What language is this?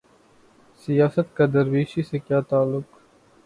Urdu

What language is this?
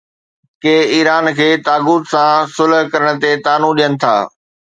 Sindhi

